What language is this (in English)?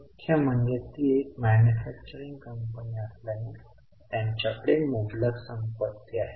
Marathi